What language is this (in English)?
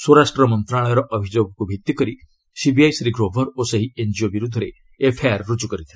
Odia